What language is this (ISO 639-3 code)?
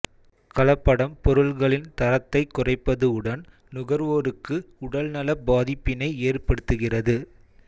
tam